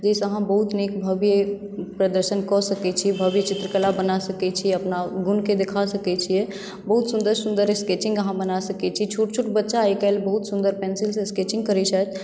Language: Maithili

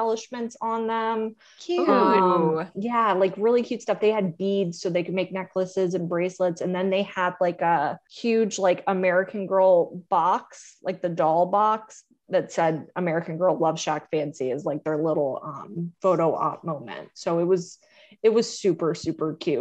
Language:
English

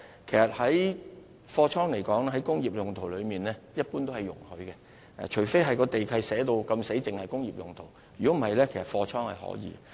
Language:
Cantonese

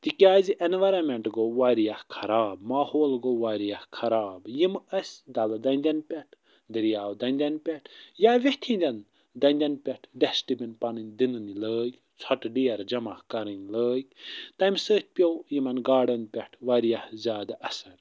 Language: Kashmiri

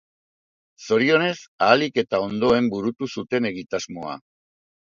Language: Basque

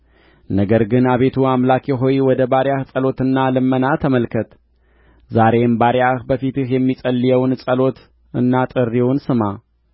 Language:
Amharic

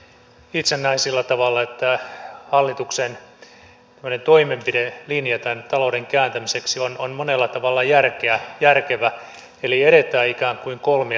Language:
Finnish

